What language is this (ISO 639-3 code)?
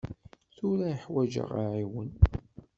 kab